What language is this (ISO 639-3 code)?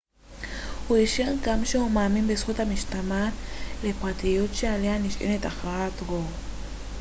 heb